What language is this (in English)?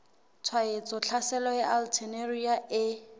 Southern Sotho